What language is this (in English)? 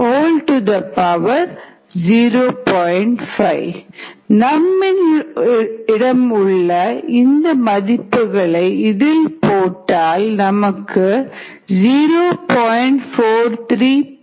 Tamil